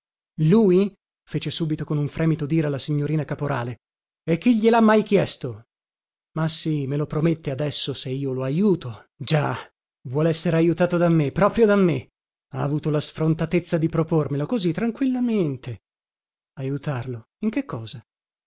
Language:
Italian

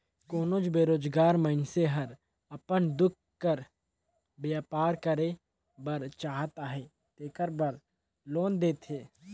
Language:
Chhattisgarhi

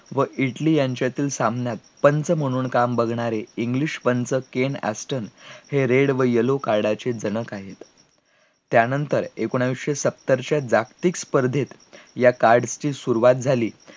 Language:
Marathi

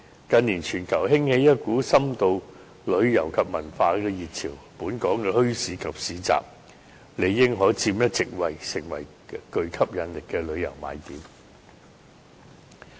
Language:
Cantonese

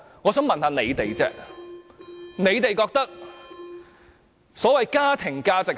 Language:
Cantonese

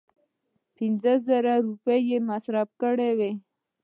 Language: Pashto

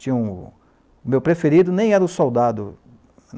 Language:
Portuguese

